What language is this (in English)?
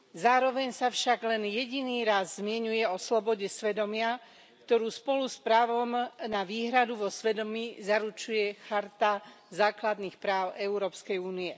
Slovak